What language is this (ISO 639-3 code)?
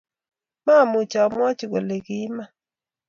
kln